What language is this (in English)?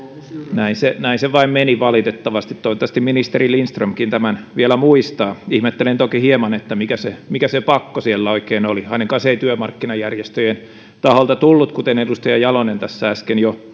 Finnish